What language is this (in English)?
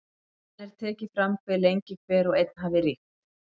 Icelandic